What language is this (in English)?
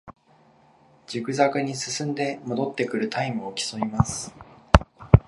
Japanese